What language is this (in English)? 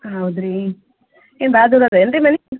Kannada